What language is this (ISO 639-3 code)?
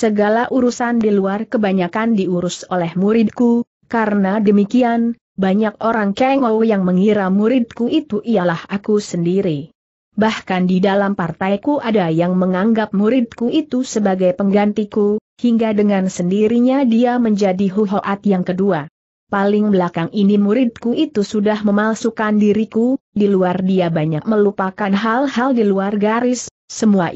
ind